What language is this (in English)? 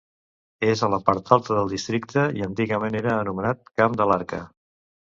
Catalan